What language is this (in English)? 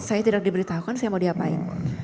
Indonesian